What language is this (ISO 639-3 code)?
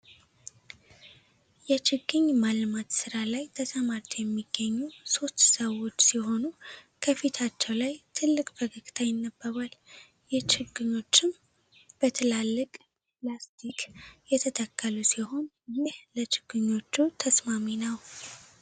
amh